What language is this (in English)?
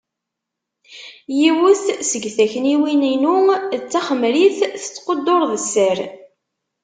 Kabyle